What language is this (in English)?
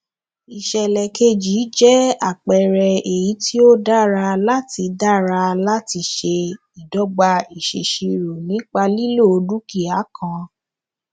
Yoruba